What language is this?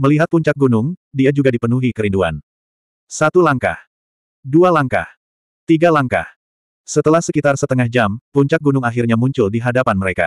Indonesian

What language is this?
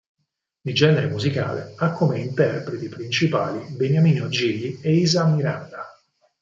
Italian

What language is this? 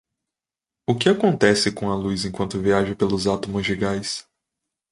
Portuguese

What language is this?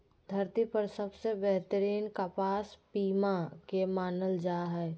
Magahi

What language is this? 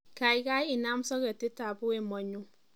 Kalenjin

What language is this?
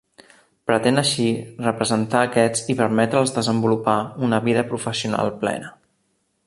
Catalan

